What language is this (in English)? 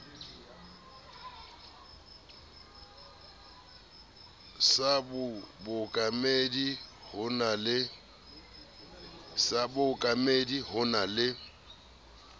Southern Sotho